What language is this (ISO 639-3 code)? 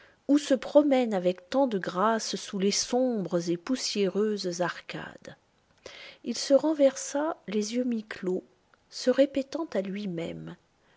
fra